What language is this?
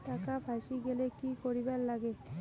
Bangla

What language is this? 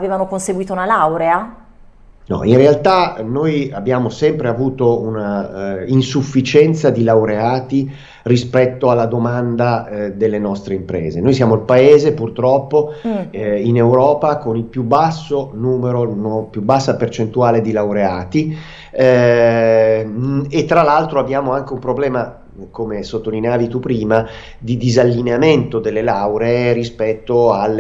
Italian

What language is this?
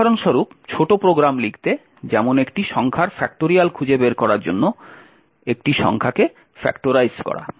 Bangla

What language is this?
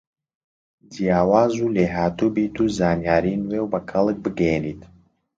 Central Kurdish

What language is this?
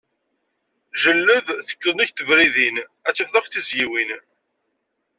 Kabyle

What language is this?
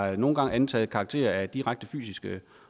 Danish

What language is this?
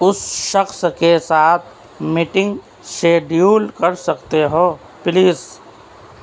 Urdu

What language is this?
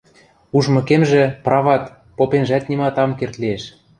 Western Mari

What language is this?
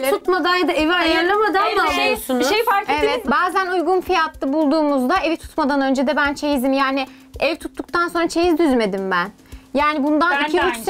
Turkish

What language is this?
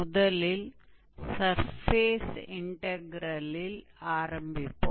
Tamil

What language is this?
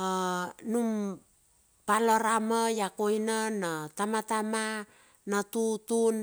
Bilur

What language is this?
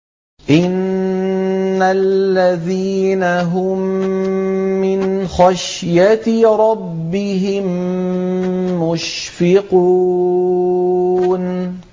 Arabic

